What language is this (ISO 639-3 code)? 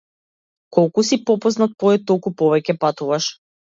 mkd